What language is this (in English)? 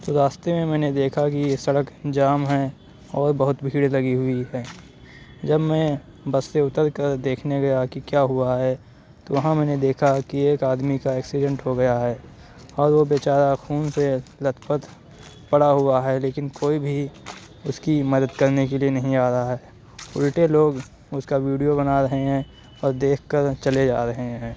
Urdu